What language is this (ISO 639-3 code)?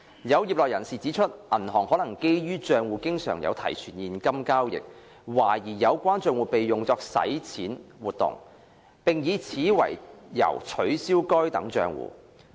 yue